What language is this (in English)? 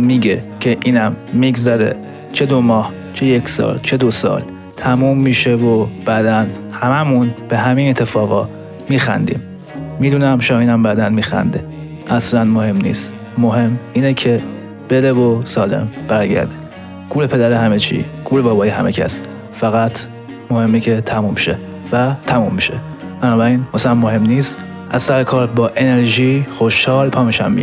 Persian